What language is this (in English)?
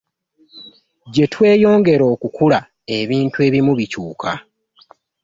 Ganda